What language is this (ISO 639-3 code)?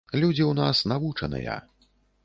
bel